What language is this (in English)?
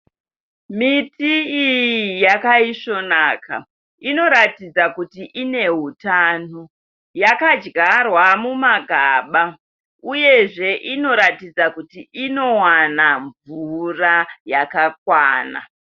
Shona